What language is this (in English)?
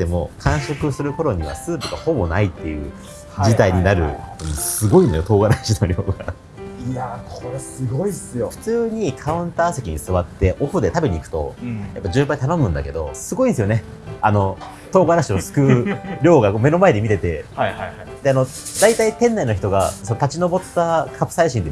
Japanese